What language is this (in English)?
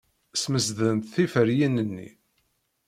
Kabyle